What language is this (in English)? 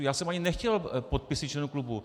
Czech